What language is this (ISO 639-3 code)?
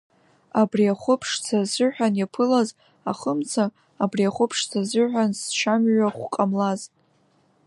abk